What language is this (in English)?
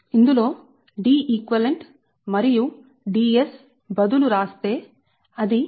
Telugu